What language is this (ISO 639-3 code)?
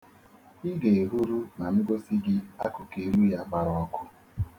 ibo